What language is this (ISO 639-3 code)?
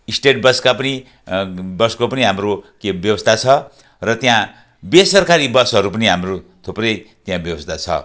nep